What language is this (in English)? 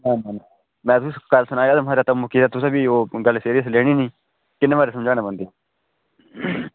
Dogri